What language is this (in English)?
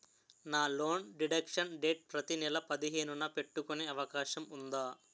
Telugu